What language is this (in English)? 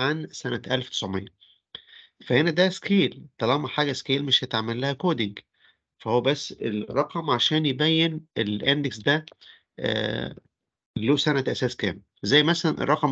Arabic